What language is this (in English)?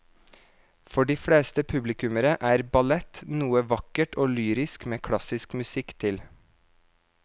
Norwegian